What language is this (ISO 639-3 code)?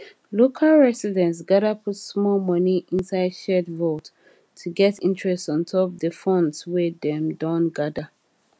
pcm